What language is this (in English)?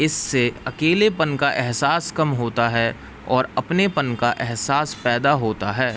Urdu